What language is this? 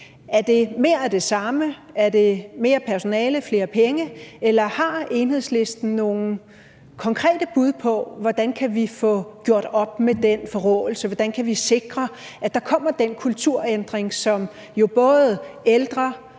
Danish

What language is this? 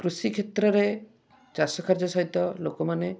Odia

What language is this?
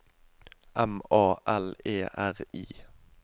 Norwegian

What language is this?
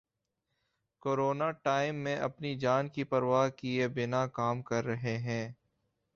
Urdu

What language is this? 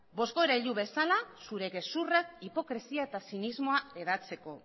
Basque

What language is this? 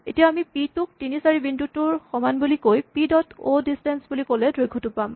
Assamese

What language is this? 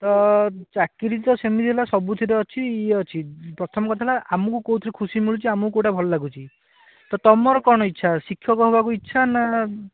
Odia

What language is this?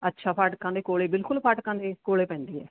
Punjabi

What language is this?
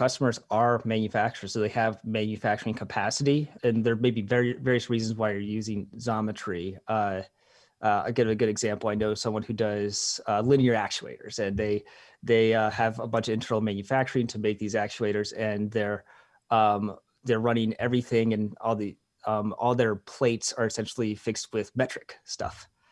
English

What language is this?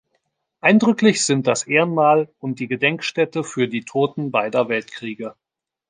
German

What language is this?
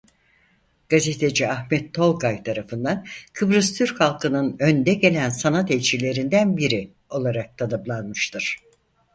Turkish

